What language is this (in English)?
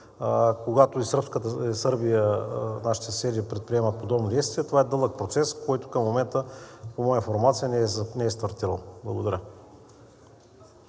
Bulgarian